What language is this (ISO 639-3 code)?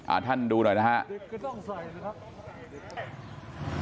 tha